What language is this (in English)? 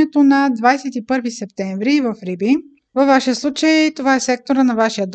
Bulgarian